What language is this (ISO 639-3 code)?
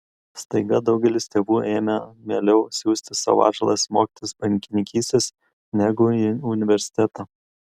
lit